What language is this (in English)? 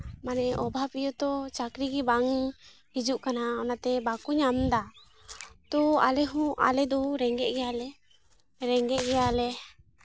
Santali